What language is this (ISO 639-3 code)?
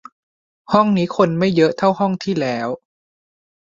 tha